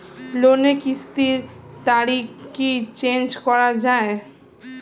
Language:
Bangla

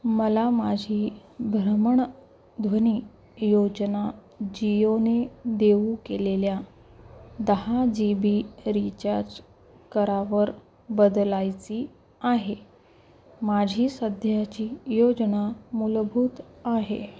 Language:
Marathi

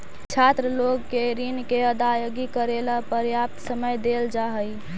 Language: Magahi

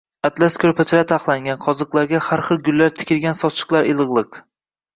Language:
Uzbek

